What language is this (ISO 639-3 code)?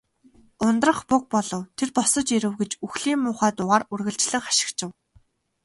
mon